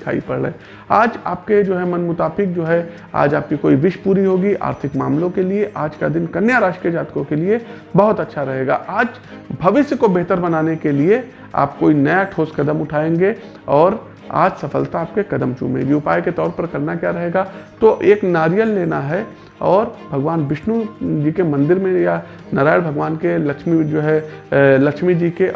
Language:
Hindi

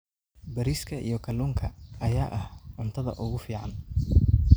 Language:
Somali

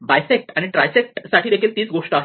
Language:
Marathi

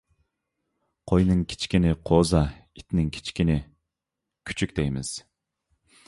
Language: Uyghur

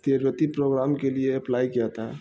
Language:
Urdu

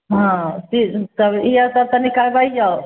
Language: Maithili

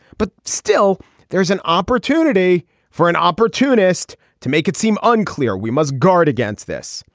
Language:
English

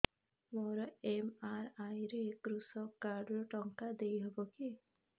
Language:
Odia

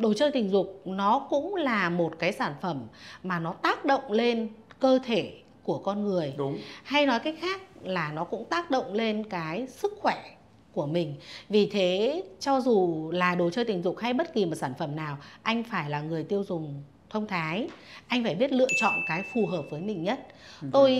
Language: Vietnamese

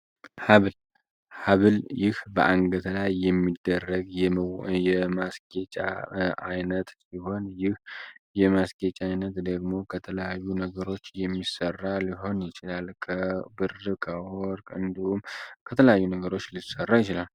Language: Amharic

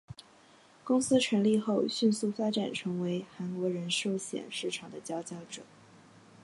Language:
Chinese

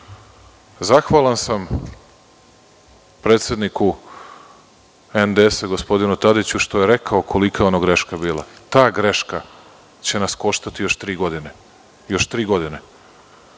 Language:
Serbian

